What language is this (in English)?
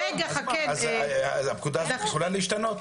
Hebrew